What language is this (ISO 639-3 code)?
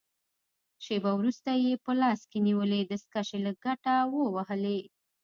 pus